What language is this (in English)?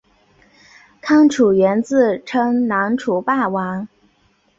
Chinese